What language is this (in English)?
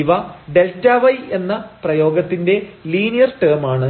Malayalam